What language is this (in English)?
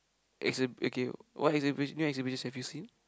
English